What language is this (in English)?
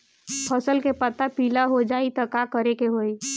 Bhojpuri